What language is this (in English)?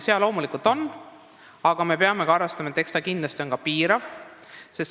Estonian